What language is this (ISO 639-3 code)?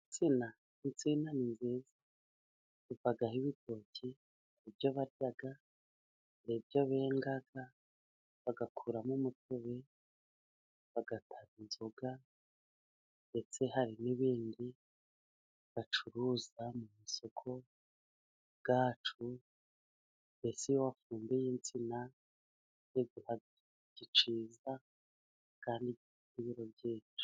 kin